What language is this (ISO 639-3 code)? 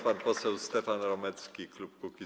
pol